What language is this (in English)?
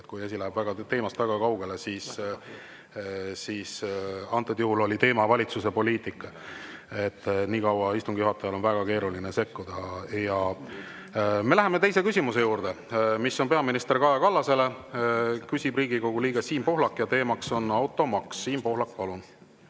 Estonian